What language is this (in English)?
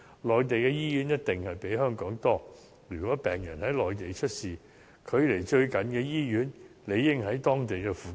Cantonese